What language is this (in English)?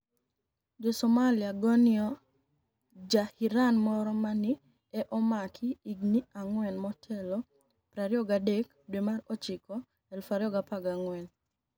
Luo (Kenya and Tanzania)